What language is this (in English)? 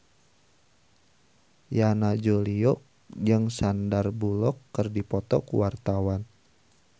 Sundanese